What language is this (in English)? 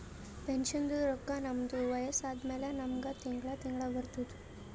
Kannada